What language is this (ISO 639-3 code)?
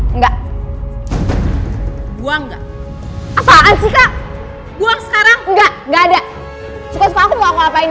ind